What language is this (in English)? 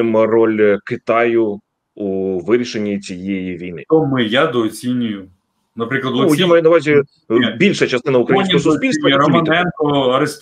Ukrainian